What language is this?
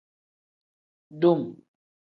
Tem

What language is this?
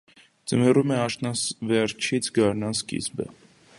Armenian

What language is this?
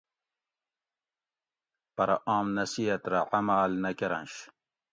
Gawri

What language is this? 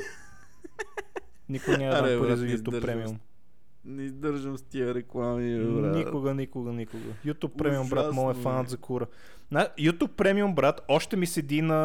Bulgarian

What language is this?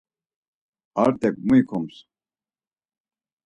Laz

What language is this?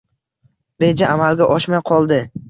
Uzbek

